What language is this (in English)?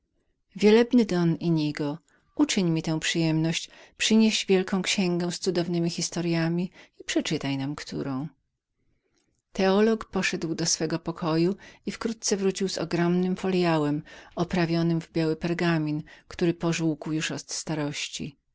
Polish